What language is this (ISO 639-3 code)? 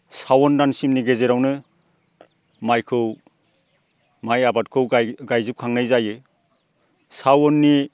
brx